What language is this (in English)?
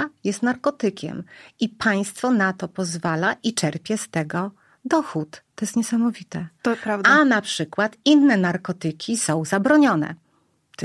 Polish